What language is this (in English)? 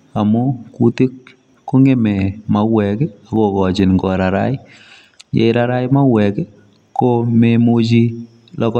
Kalenjin